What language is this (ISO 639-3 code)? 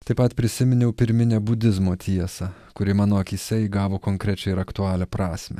lit